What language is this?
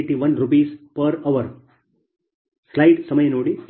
Kannada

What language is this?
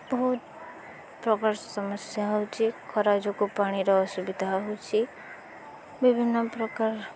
Odia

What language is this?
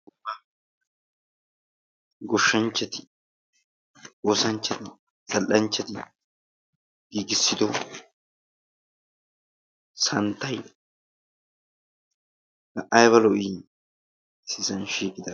Wolaytta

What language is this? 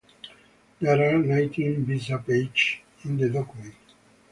English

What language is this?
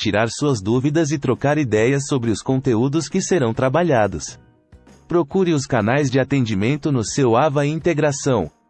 Portuguese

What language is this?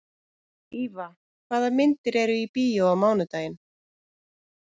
Icelandic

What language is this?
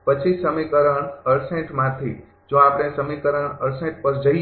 Gujarati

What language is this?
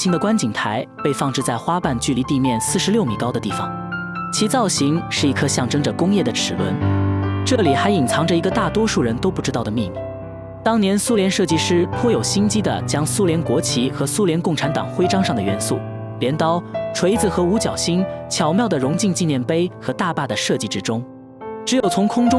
Chinese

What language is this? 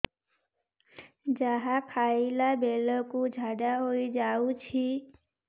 Odia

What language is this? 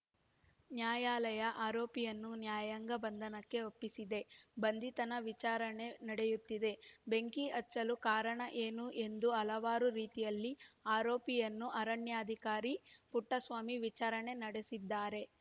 Kannada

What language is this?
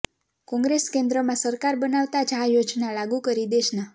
Gujarati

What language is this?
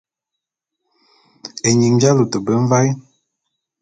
Bulu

